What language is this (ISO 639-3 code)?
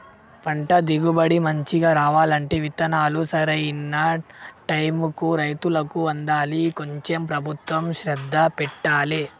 tel